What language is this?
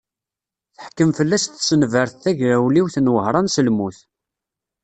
Kabyle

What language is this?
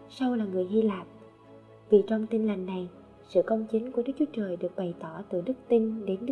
Vietnamese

